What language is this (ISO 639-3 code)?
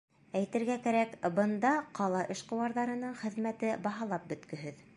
bak